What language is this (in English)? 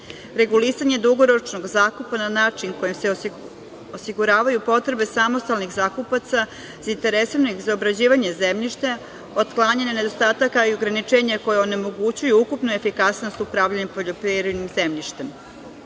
Serbian